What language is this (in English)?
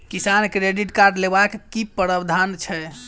Maithili